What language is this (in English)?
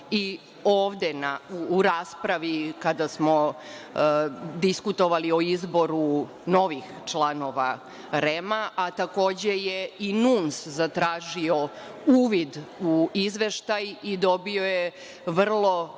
Serbian